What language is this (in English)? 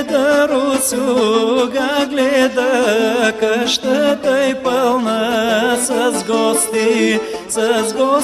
Bulgarian